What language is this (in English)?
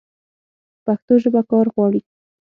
Pashto